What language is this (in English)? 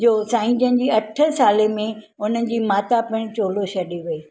Sindhi